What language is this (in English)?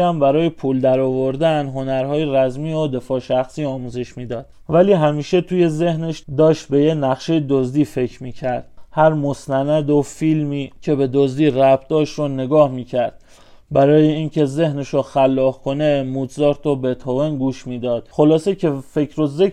Persian